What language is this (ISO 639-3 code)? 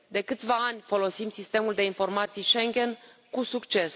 ron